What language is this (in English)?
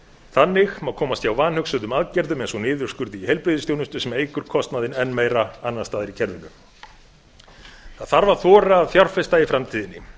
Icelandic